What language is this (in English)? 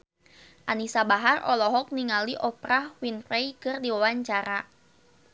Sundanese